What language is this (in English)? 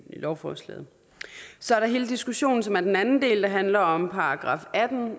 Danish